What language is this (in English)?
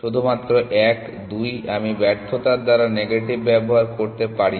Bangla